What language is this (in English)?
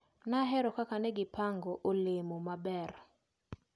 Luo (Kenya and Tanzania)